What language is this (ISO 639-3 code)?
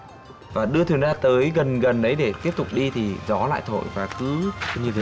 vie